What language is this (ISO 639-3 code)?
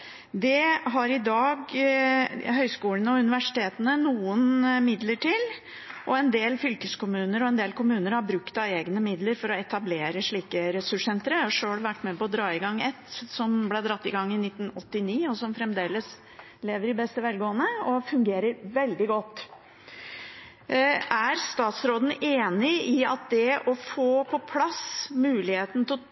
nob